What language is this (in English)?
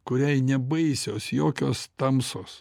Lithuanian